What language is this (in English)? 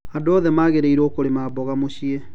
Kikuyu